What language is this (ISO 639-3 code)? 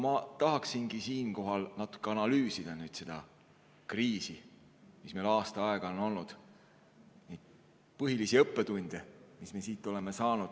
est